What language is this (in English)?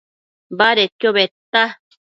Matsés